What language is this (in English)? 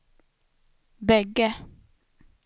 Swedish